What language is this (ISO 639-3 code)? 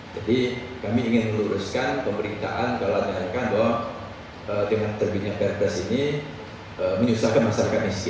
ind